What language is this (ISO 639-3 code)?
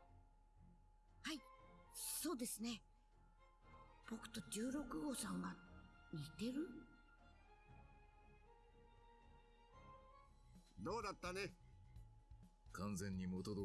deu